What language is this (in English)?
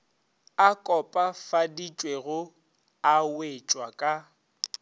Northern Sotho